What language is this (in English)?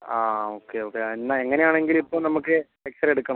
Malayalam